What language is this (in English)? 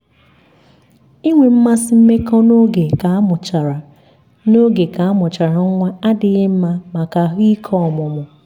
Igbo